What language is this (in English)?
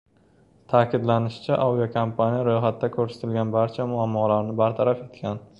Uzbek